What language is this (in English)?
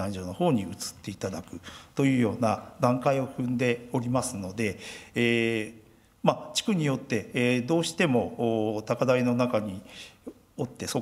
Japanese